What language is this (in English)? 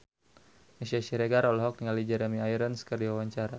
Sundanese